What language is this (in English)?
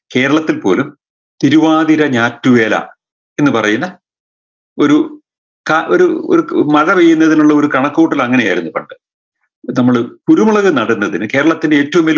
Malayalam